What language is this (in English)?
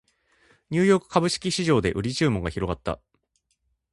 Japanese